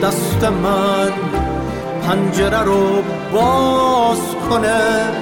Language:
Persian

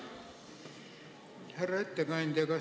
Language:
Estonian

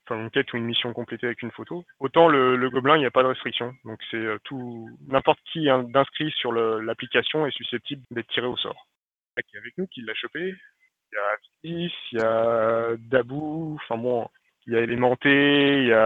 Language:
French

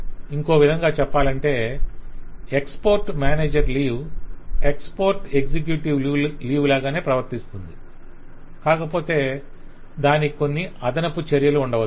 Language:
Telugu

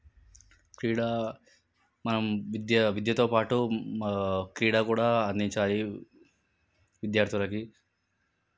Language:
Telugu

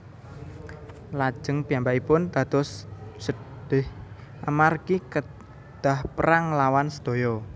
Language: Javanese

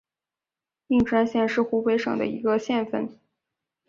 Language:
Chinese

